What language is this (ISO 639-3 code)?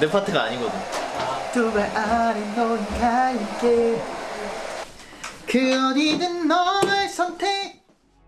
kor